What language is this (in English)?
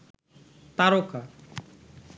Bangla